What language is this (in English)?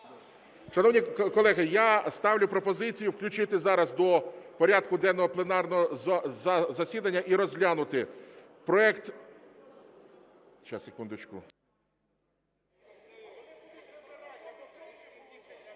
Ukrainian